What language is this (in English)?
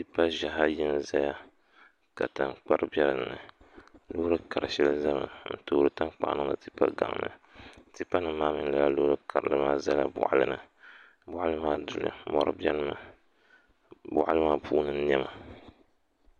Dagbani